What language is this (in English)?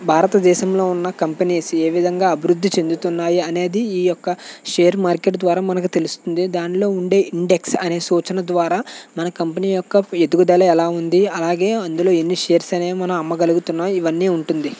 Telugu